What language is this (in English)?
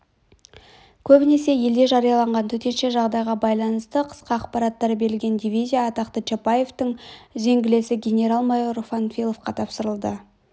Kazakh